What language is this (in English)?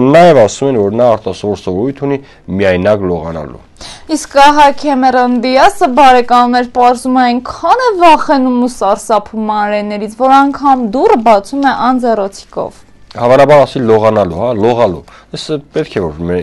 Romanian